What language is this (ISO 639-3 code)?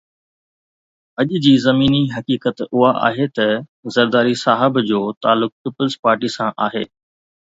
snd